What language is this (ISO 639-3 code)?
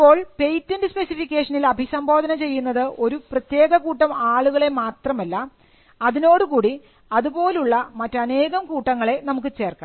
mal